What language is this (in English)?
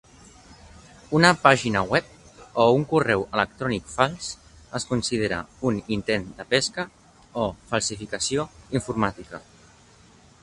Catalan